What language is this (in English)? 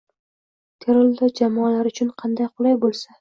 Uzbek